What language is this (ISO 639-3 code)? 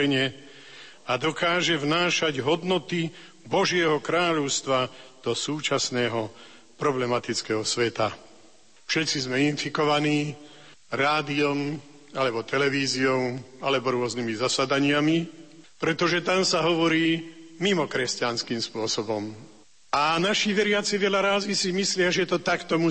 slk